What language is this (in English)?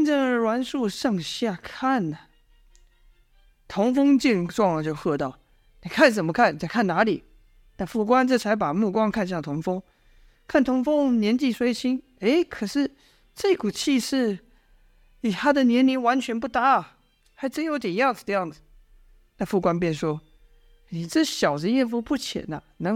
Chinese